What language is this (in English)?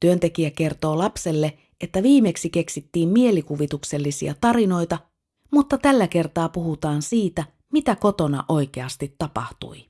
Finnish